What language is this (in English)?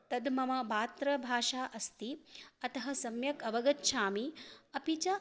Sanskrit